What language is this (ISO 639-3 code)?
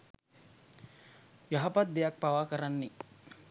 sin